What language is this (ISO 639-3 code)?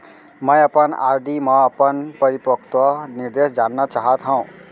hne